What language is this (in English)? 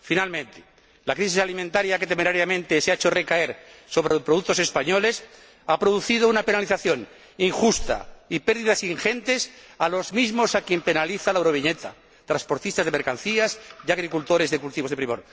Spanish